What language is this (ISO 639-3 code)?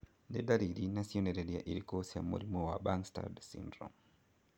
kik